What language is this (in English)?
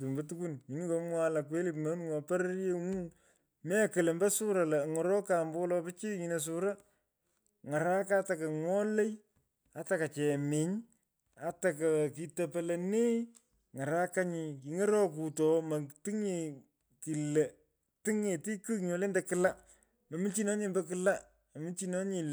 Pökoot